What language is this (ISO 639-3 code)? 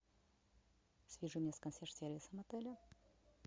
rus